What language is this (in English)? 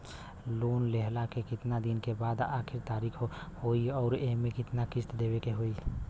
Bhojpuri